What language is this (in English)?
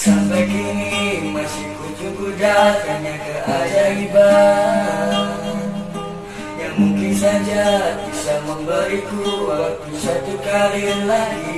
Indonesian